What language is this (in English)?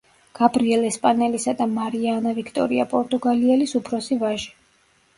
Georgian